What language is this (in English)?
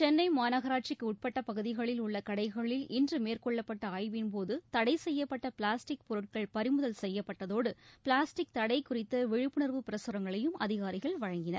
Tamil